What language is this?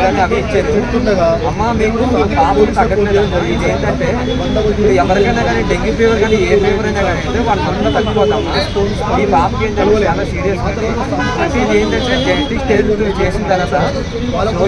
Telugu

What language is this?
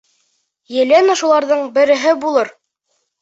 Bashkir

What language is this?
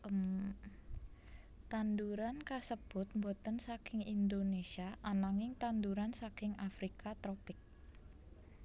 Javanese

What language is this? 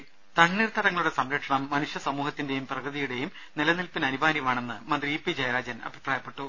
Malayalam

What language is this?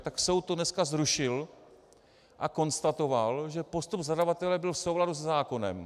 Czech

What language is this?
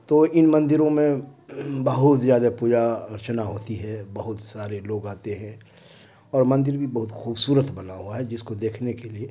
Urdu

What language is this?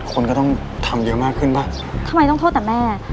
Thai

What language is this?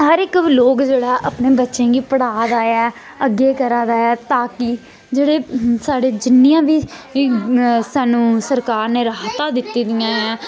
Dogri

